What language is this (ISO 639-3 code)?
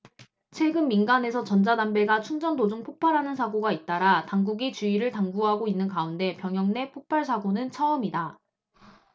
kor